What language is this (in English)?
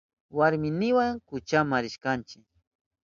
Southern Pastaza Quechua